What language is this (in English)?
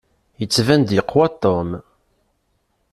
Kabyle